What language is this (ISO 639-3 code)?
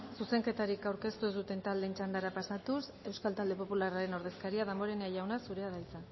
eus